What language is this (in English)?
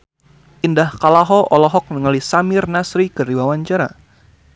Sundanese